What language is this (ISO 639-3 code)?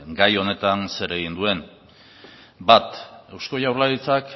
eus